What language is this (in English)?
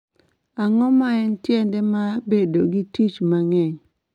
Luo (Kenya and Tanzania)